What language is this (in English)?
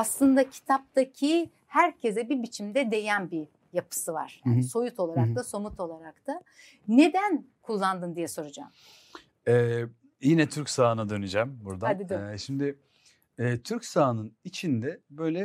Turkish